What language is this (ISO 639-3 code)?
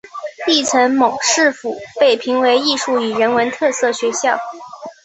zho